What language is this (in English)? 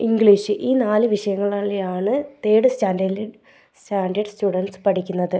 Malayalam